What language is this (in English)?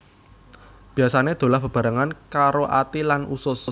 Javanese